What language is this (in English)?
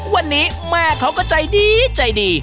Thai